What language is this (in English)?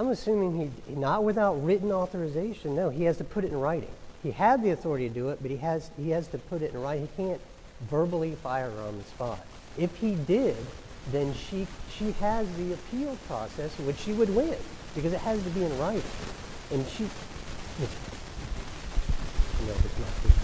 English